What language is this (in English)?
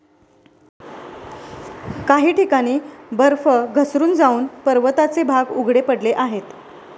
Marathi